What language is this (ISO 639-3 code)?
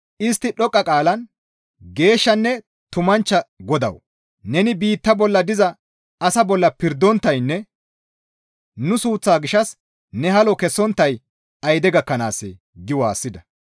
gmv